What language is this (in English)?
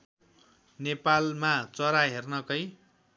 Nepali